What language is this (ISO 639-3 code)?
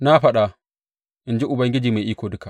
hau